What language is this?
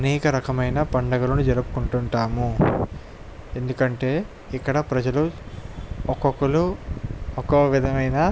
Telugu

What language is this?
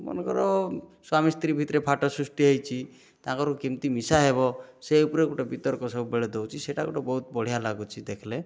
Odia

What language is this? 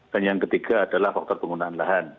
Indonesian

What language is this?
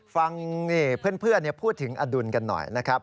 Thai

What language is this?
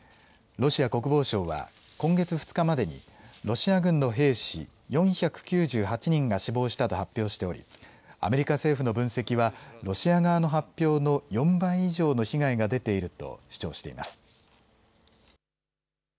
Japanese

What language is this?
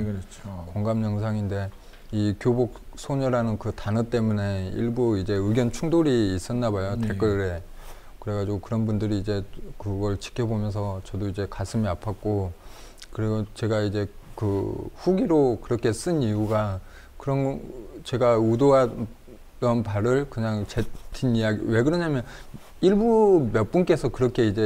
Korean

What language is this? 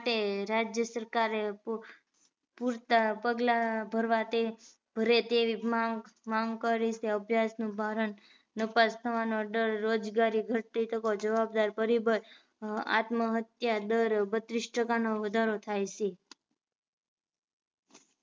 Gujarati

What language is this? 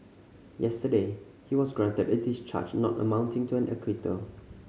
English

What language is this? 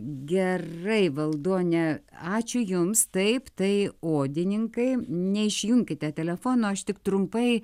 Lithuanian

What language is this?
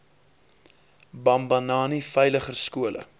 Afrikaans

